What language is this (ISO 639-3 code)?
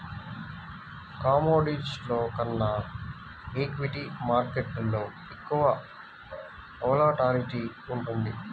tel